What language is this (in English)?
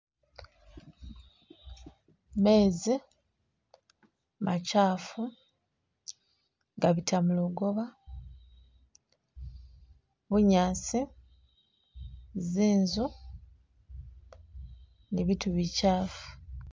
Masaaba